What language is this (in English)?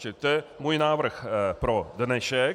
Czech